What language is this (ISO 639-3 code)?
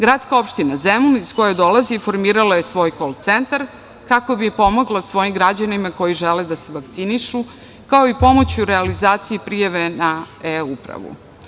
srp